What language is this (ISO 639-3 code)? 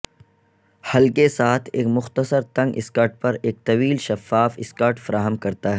urd